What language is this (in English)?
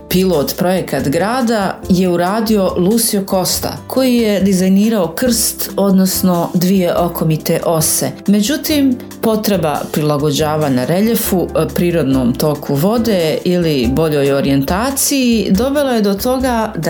Croatian